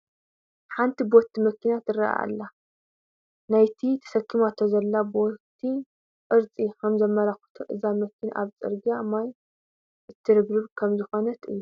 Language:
Tigrinya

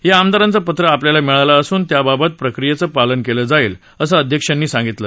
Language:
Marathi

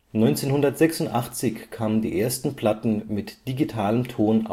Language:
German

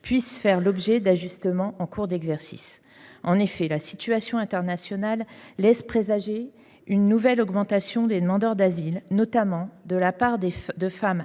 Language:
French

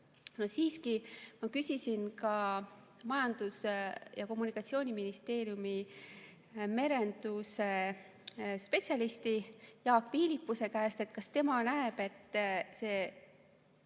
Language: Estonian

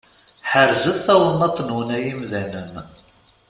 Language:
Kabyle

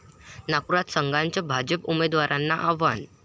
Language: Marathi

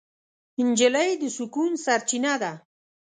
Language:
Pashto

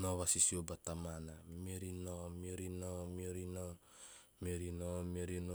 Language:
Teop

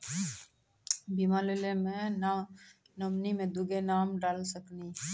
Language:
Maithili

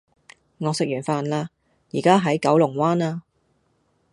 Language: Cantonese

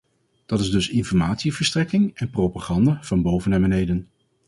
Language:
Dutch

